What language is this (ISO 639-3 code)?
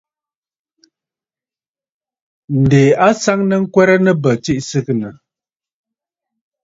bfd